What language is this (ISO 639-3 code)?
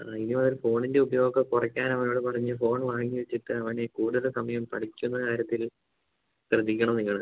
mal